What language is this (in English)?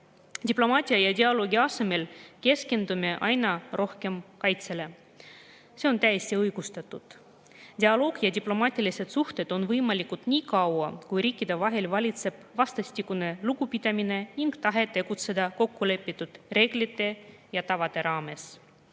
Estonian